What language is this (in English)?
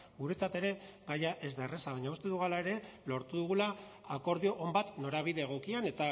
Basque